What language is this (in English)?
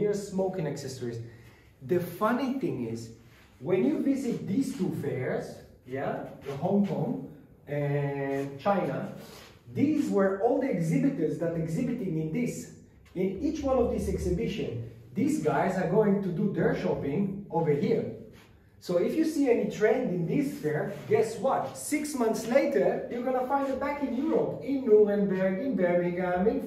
English